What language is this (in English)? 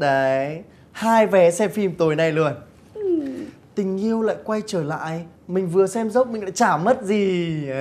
Vietnamese